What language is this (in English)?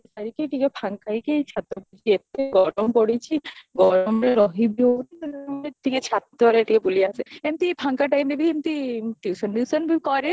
Odia